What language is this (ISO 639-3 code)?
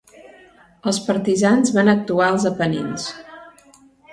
cat